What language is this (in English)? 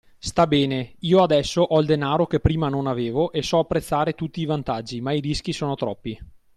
Italian